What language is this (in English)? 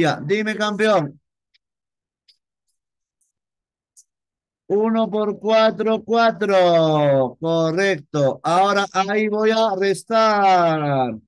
Spanish